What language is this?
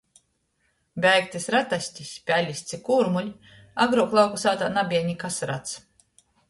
Latgalian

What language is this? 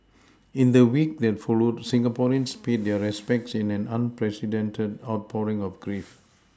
English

